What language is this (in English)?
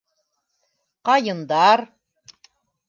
Bashkir